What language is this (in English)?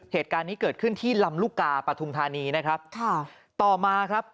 Thai